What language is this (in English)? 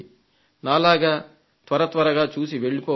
Telugu